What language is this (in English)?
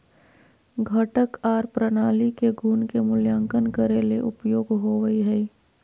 Magahi